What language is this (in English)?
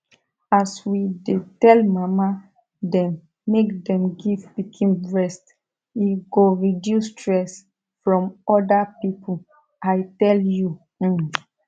Nigerian Pidgin